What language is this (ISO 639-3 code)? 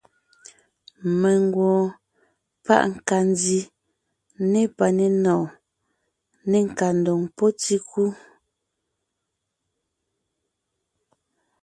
nnh